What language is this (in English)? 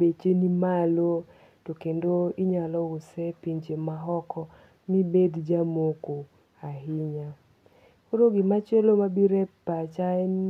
Luo (Kenya and Tanzania)